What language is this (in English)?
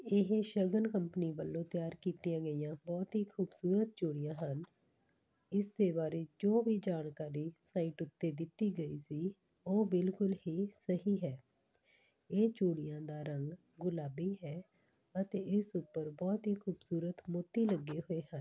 Punjabi